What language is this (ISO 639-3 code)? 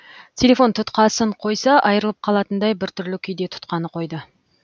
kaz